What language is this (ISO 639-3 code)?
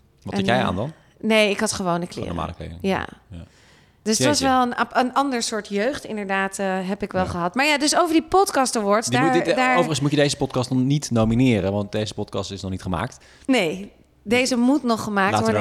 nld